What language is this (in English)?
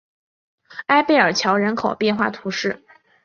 Chinese